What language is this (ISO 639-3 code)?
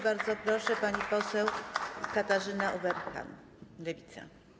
pol